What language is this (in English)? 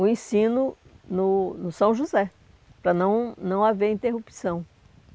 Portuguese